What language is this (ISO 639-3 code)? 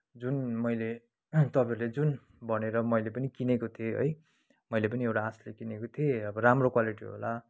nep